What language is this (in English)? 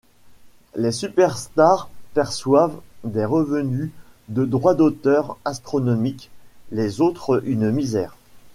French